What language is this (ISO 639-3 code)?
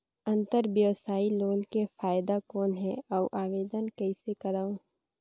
hne